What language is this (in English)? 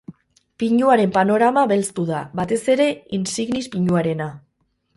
Basque